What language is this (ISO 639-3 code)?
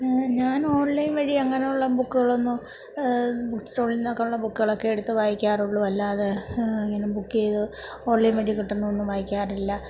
mal